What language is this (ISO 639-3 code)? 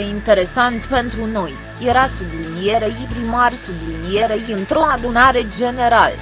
ron